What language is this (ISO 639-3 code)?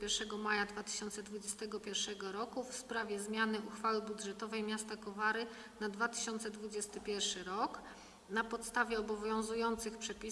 pol